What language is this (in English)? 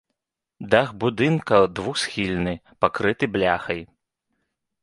Belarusian